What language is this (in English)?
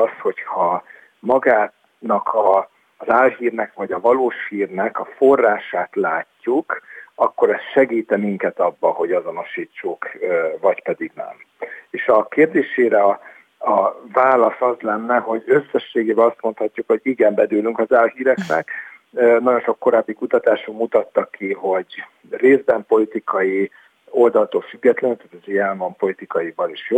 Hungarian